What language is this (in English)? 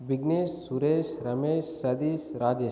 Tamil